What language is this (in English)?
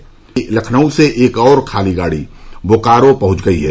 Hindi